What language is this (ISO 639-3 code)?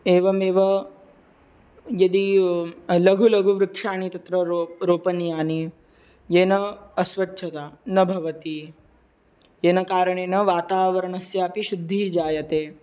san